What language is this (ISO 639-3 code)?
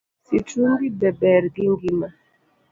luo